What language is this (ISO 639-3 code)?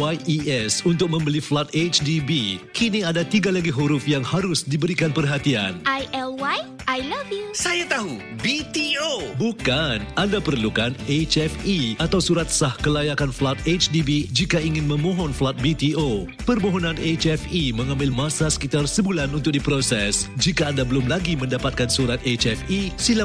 msa